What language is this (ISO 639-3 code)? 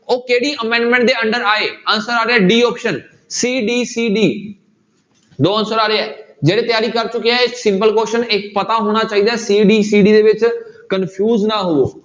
pan